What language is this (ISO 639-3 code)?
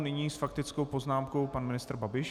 ces